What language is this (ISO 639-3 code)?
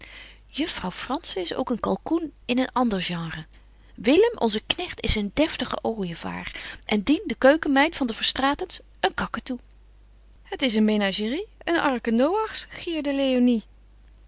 nld